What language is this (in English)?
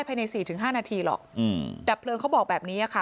Thai